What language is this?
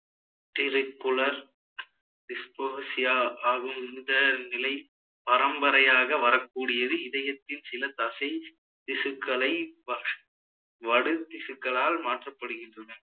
Tamil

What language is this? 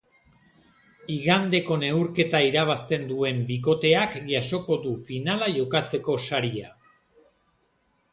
Basque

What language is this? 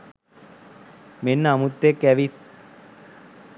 Sinhala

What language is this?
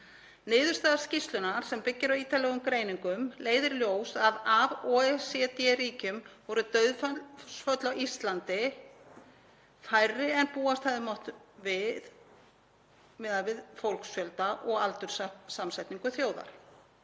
Icelandic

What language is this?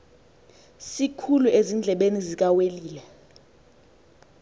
Xhosa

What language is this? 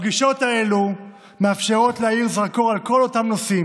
Hebrew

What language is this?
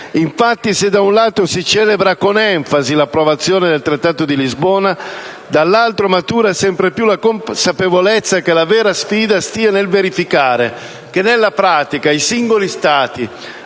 Italian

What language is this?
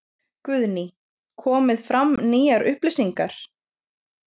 Icelandic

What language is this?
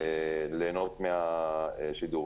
Hebrew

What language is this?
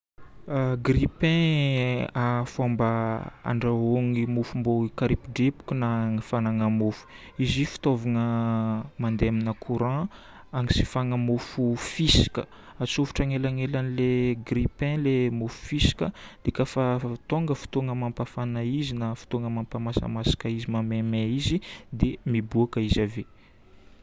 Northern Betsimisaraka Malagasy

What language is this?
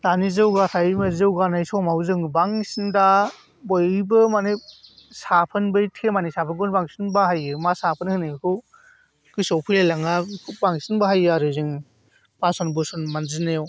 Bodo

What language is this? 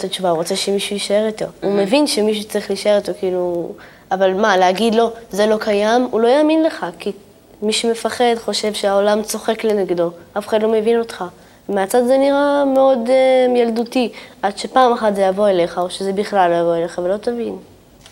Hebrew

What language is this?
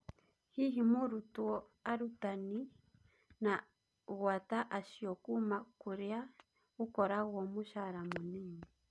Kikuyu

